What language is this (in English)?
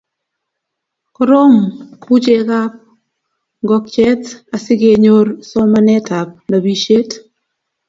Kalenjin